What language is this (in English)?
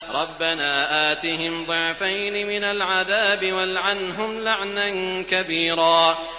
Arabic